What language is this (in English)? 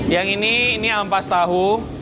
Indonesian